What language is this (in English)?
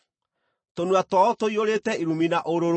Kikuyu